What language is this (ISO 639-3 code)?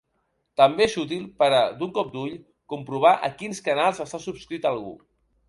cat